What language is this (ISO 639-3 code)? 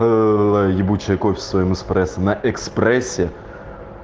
rus